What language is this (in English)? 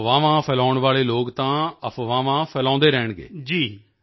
Punjabi